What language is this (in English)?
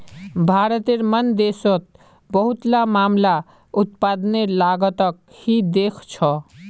Magahi